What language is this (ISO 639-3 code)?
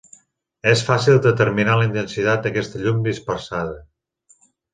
cat